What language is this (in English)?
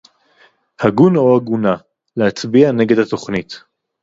Hebrew